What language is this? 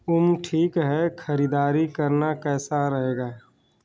Hindi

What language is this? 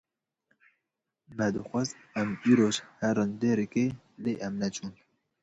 Kurdish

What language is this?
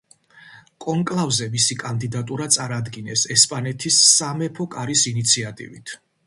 Georgian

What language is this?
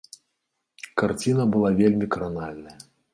Belarusian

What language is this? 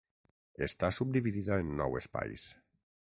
Catalan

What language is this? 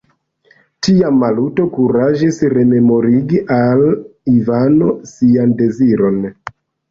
Esperanto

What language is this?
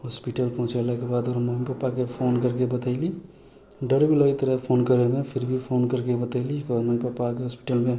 Maithili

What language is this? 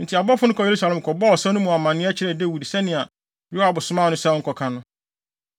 Akan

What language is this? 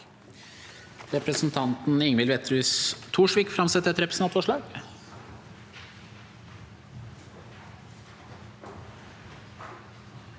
Norwegian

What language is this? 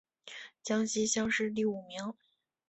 Chinese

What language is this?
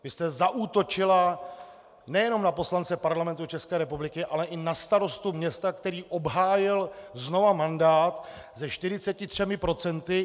Czech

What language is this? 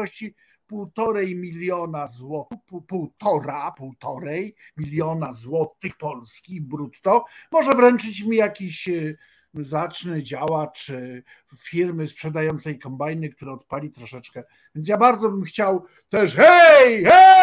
Polish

